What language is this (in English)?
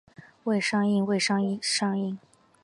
Chinese